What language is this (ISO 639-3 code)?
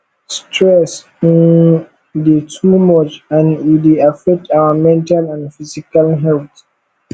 pcm